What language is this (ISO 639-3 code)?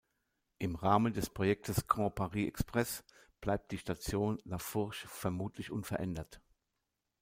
deu